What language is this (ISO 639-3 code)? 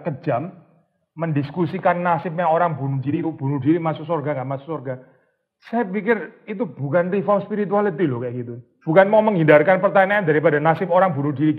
ind